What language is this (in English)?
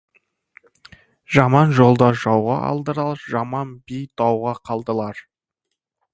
Kazakh